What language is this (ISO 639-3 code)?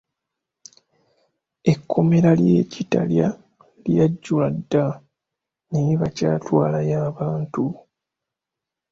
lug